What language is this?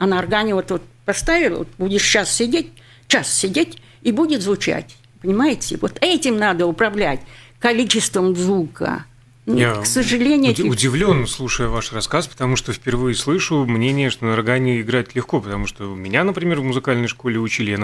Russian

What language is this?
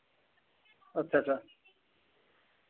Dogri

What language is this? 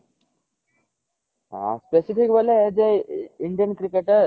Odia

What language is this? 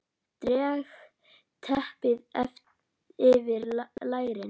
Icelandic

